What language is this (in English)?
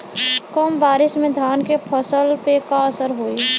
Bhojpuri